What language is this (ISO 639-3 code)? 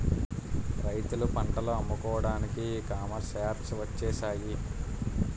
tel